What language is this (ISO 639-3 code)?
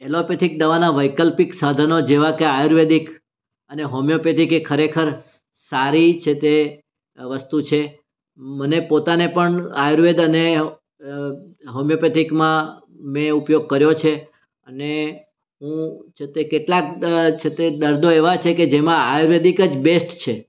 guj